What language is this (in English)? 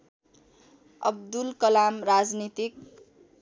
Nepali